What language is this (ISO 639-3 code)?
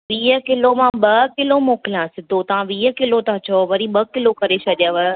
snd